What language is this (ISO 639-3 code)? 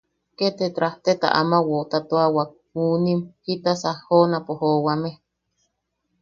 yaq